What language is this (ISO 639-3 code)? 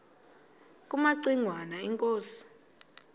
xho